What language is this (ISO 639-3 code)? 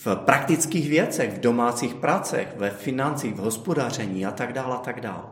ces